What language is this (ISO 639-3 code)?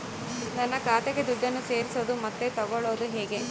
kan